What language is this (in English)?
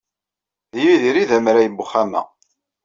Kabyle